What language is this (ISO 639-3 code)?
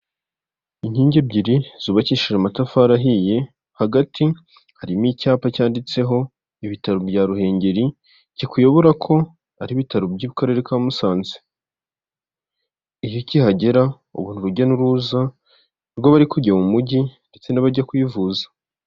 kin